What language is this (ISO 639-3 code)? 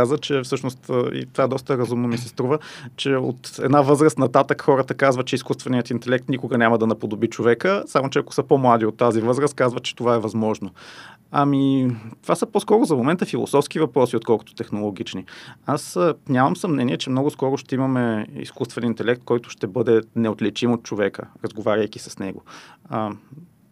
bul